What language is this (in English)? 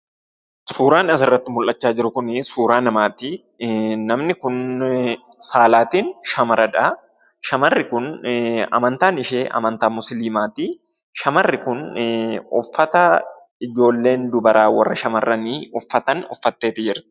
Oromo